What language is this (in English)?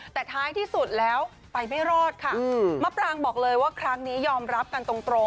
Thai